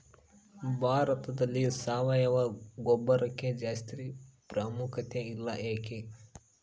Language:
Kannada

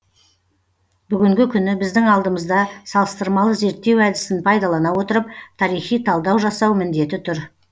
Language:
Kazakh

